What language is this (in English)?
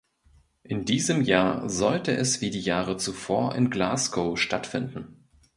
German